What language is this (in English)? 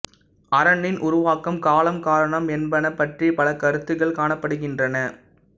Tamil